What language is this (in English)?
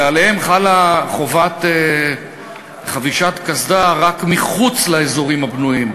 Hebrew